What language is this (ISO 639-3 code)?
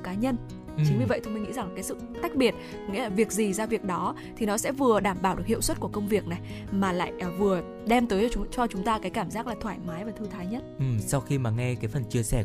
vie